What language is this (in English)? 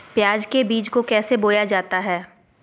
Magahi